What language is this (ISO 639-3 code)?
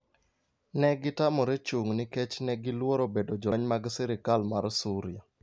luo